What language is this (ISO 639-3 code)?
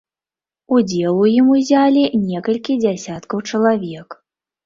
bel